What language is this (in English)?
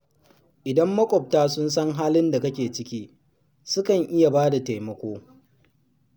Hausa